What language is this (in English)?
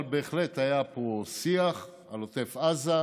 Hebrew